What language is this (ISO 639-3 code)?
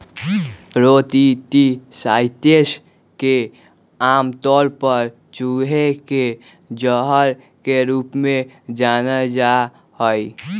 mag